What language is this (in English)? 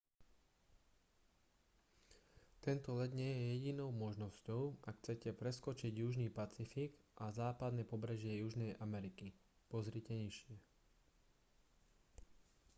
Slovak